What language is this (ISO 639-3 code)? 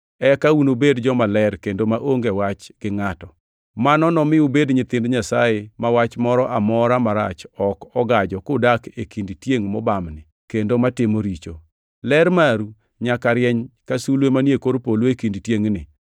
luo